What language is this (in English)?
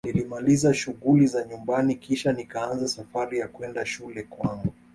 Swahili